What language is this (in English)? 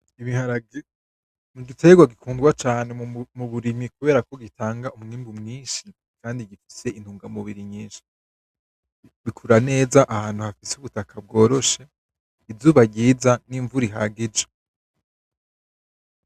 Rundi